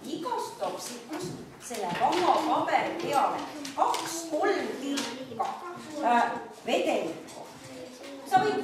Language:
Finnish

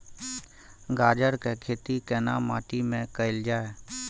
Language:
Maithili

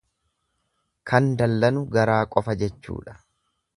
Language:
Oromo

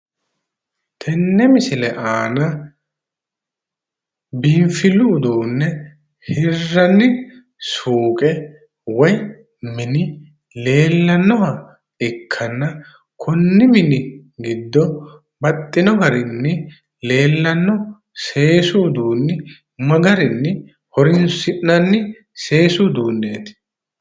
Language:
Sidamo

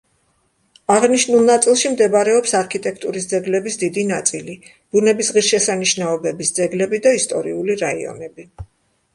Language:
Georgian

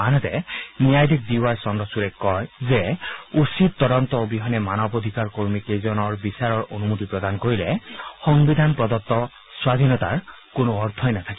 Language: Assamese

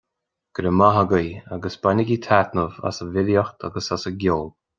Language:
Irish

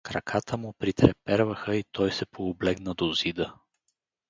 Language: Bulgarian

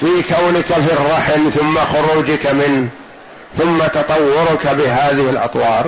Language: Arabic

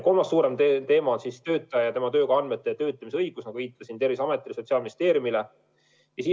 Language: Estonian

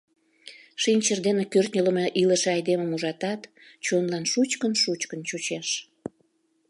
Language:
Mari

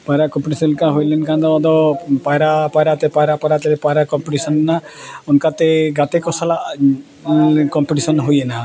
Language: Santali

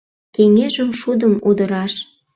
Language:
Mari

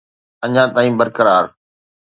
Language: Sindhi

